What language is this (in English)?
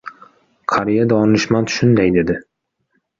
Uzbek